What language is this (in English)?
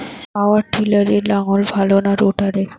Bangla